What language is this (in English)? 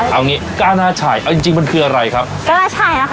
Thai